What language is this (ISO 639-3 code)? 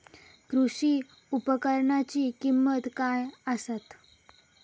mar